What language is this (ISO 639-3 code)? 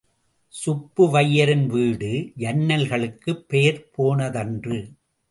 tam